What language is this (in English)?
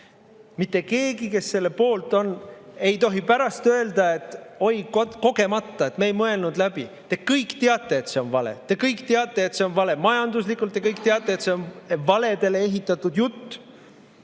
Estonian